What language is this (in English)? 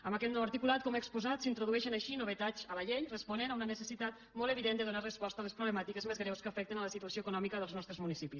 Catalan